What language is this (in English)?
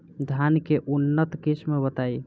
Bhojpuri